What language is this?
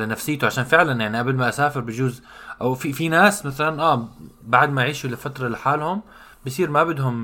Arabic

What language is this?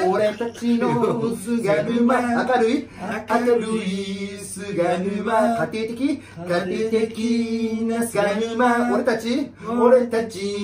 Japanese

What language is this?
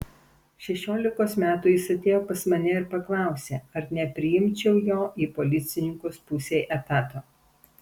Lithuanian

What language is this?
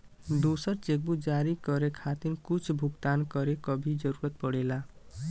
Bhojpuri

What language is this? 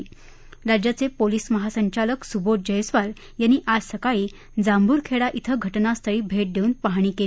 Marathi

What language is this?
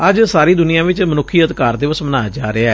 Punjabi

